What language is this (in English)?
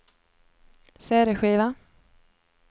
Swedish